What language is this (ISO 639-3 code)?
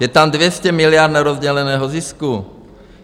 ces